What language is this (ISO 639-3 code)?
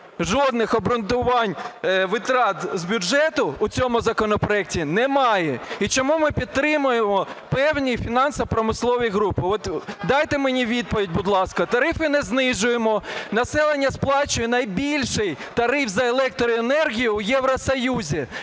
ukr